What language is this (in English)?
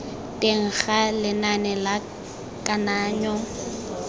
Tswana